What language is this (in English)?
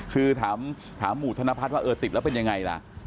Thai